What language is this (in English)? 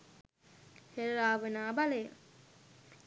Sinhala